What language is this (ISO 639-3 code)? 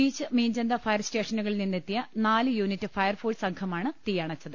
mal